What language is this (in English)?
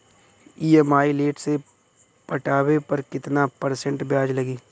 Bhojpuri